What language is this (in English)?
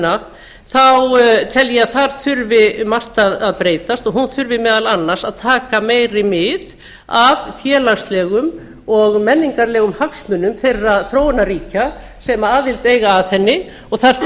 Icelandic